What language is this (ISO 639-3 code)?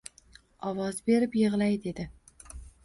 uzb